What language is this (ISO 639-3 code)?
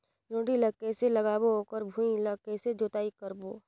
hne